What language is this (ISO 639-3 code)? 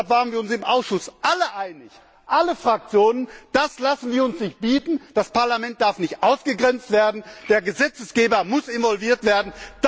deu